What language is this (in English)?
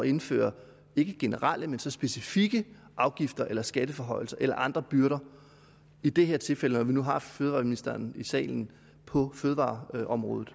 Danish